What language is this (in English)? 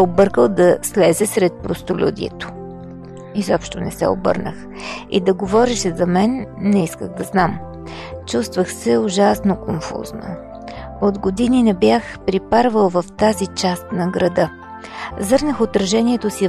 Bulgarian